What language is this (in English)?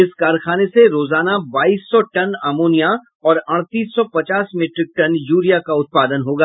Hindi